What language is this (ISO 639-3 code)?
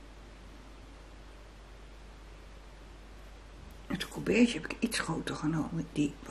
nld